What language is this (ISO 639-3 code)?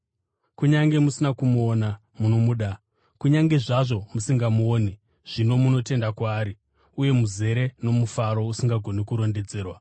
sna